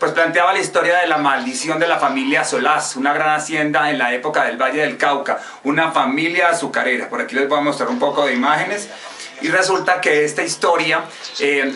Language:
Spanish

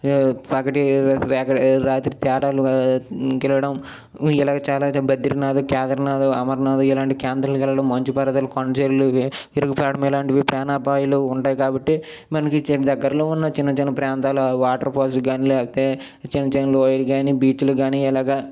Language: Telugu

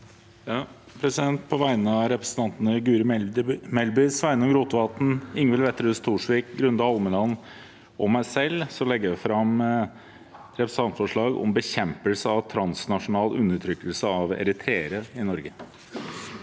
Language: Norwegian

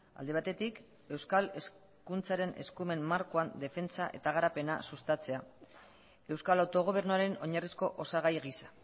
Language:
Basque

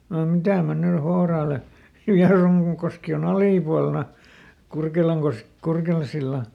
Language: Finnish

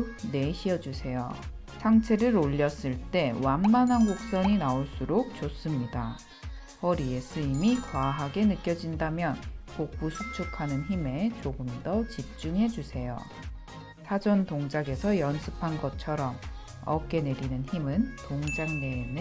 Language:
Korean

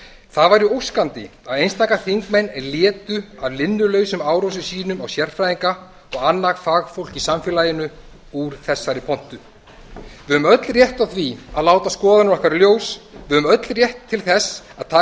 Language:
Icelandic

